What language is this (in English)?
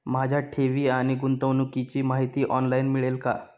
Marathi